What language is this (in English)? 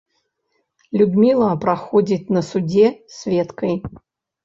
Belarusian